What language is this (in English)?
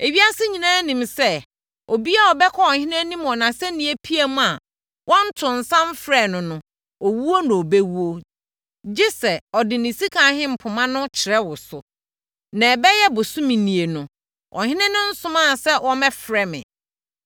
Akan